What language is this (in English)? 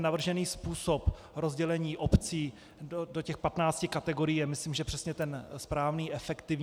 Czech